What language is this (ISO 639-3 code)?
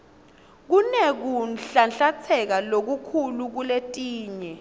ssw